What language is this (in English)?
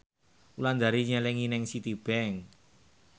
Javanese